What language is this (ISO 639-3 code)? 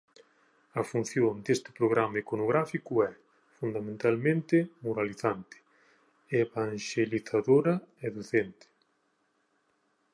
glg